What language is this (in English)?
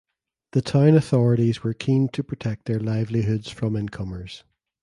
English